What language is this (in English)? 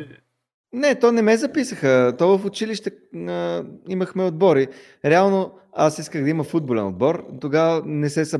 Bulgarian